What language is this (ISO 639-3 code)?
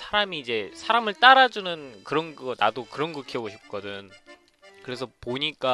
kor